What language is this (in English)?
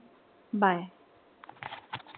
Marathi